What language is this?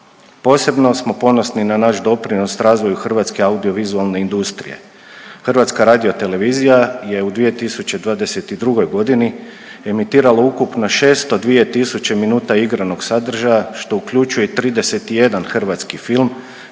Croatian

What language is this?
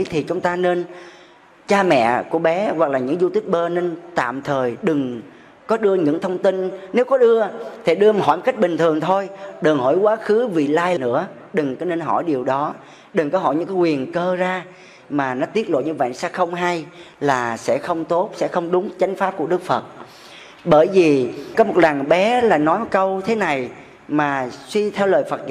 Vietnamese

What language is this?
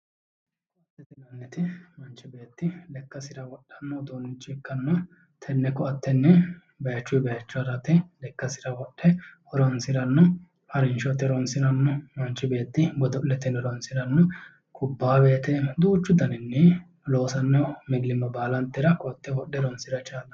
Sidamo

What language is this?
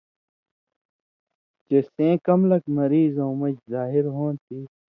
Indus Kohistani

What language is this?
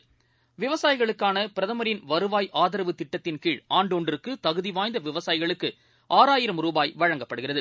Tamil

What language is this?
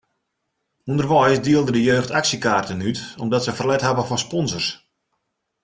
Western Frisian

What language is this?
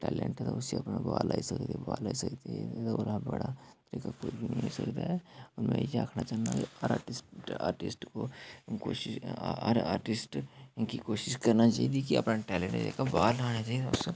Dogri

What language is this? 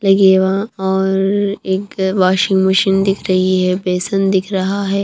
Hindi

